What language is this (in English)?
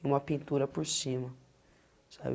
Portuguese